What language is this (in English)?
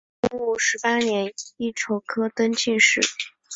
Chinese